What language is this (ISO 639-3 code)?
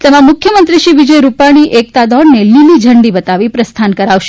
guj